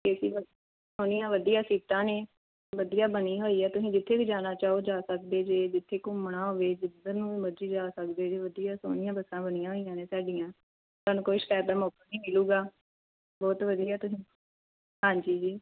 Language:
Punjabi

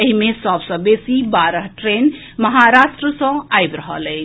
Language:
Maithili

